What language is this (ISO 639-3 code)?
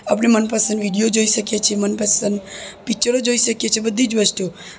guj